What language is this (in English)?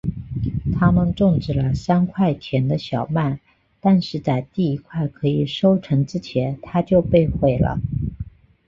Chinese